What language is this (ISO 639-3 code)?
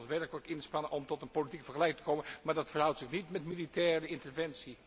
nld